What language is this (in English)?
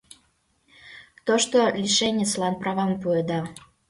Mari